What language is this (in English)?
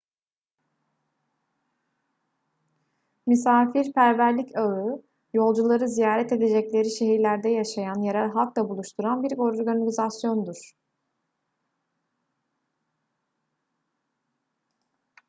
Turkish